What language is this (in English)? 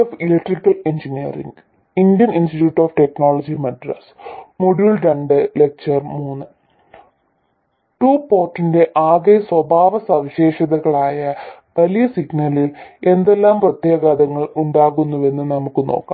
Malayalam